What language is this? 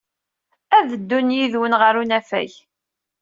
Kabyle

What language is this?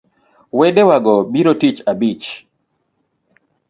Luo (Kenya and Tanzania)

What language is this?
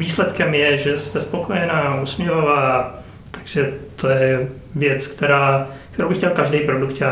Czech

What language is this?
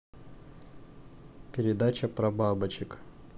Russian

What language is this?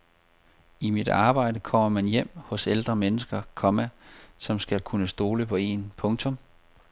Danish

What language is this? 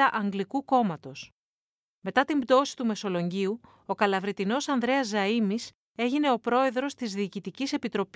Greek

